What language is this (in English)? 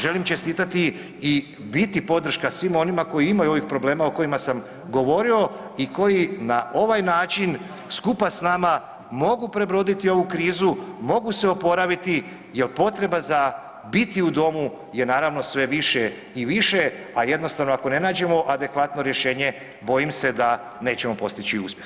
Croatian